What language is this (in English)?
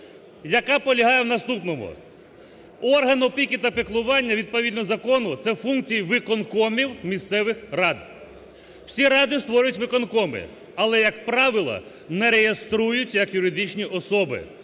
Ukrainian